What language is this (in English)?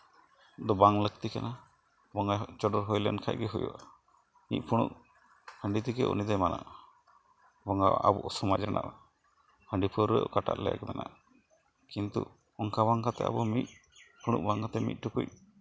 Santali